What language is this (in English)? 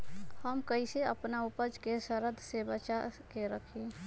Magahi